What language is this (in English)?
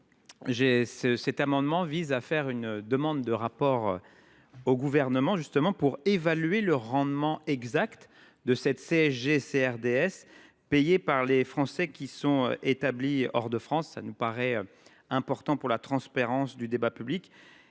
French